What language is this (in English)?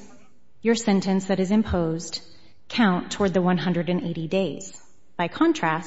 English